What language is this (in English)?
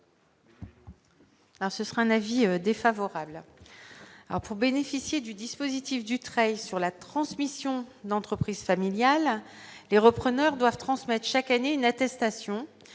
French